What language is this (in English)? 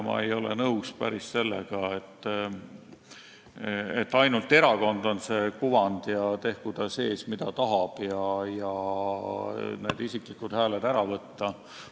Estonian